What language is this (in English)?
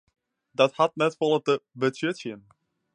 Western Frisian